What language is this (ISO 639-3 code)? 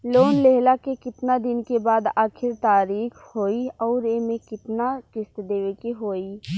bho